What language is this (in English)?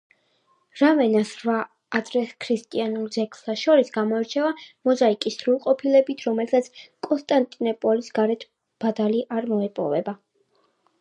Georgian